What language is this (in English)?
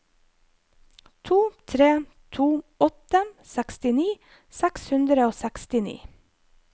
Norwegian